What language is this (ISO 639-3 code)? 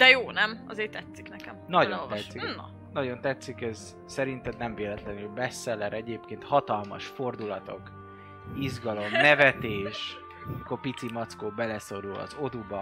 hun